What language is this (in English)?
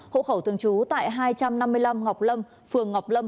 Vietnamese